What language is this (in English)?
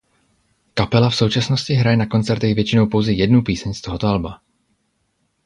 Czech